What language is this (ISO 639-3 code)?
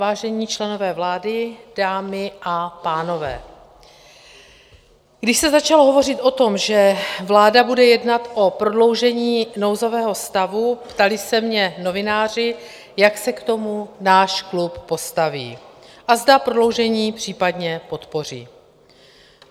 ces